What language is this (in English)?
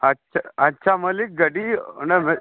Santali